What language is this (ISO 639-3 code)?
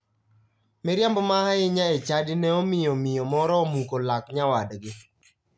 luo